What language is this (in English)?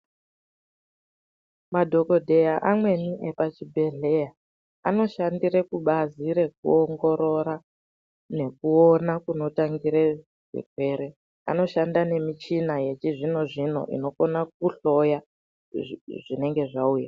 Ndau